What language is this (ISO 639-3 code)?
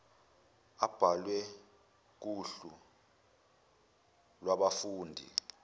zul